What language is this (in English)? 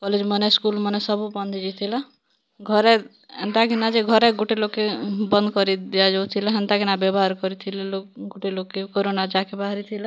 Odia